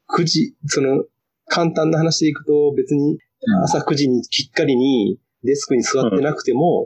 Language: Japanese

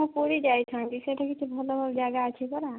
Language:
Odia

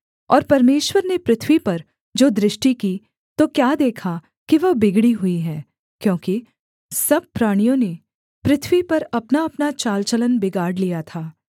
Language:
Hindi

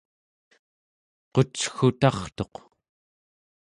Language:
Central Yupik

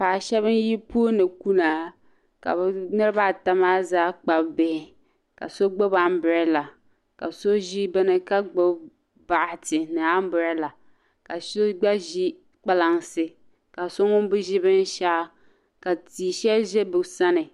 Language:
Dagbani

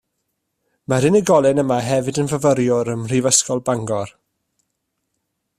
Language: Welsh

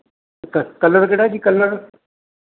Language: Punjabi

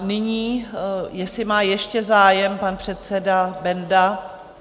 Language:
Czech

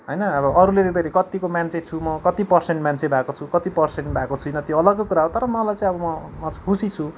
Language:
Nepali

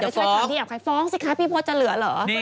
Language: Thai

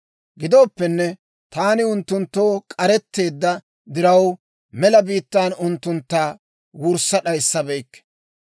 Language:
Dawro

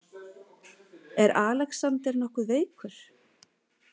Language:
Icelandic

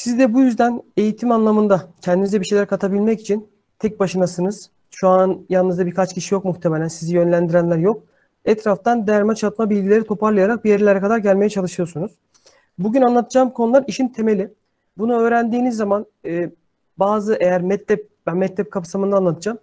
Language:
Turkish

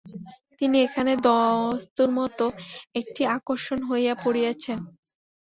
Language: Bangla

